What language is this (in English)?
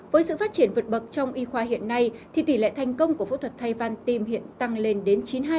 Vietnamese